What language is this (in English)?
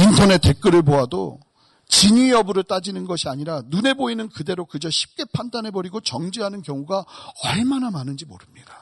Korean